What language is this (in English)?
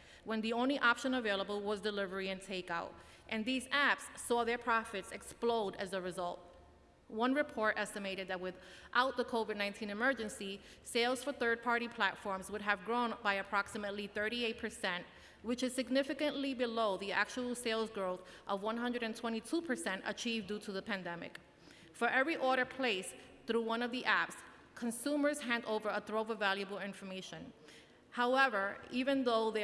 English